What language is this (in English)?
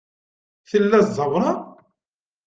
Kabyle